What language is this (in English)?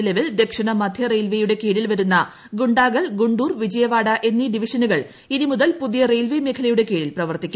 Malayalam